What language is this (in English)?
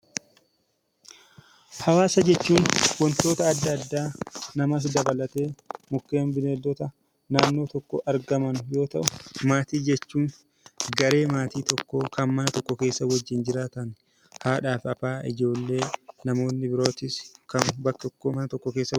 Oromo